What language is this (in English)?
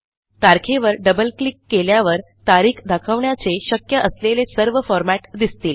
Marathi